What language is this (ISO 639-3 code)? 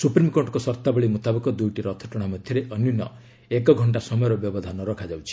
ori